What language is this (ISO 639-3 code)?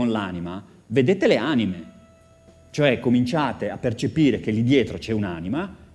ita